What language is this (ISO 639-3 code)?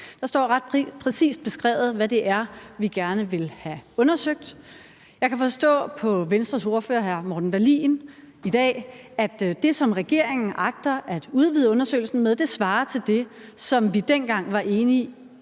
dan